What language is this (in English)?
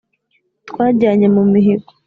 Kinyarwanda